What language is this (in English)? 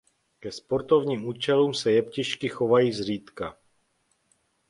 Czech